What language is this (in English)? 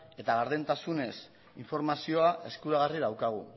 Basque